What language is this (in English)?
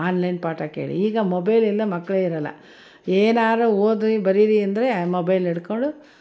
Kannada